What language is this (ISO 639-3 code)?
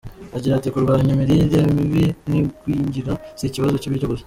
kin